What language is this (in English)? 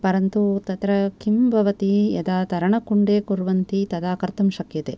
Sanskrit